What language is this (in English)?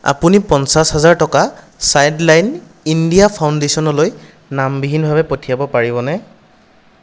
Assamese